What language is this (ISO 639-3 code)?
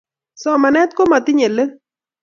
kln